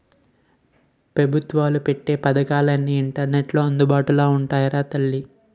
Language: Telugu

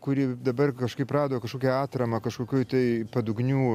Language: Lithuanian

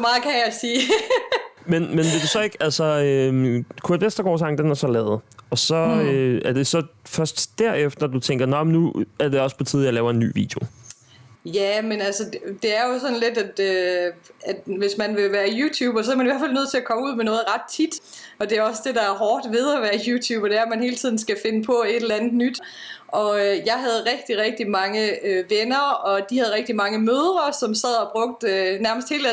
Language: Danish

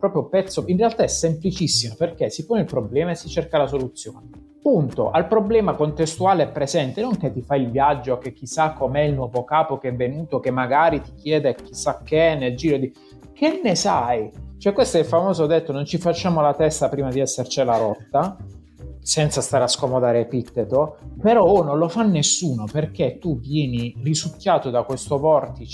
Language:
Italian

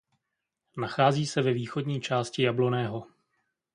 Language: Czech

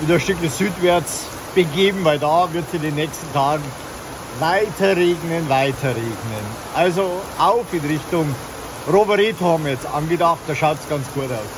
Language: German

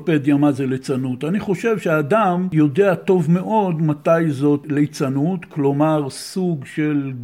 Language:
Hebrew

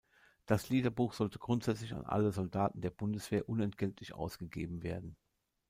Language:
German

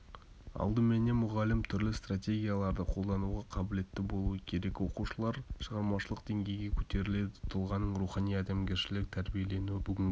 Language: Kazakh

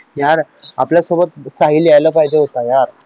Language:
Marathi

